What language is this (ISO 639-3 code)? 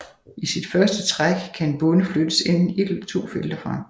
dan